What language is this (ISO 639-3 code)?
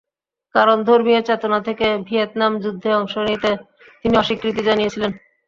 ben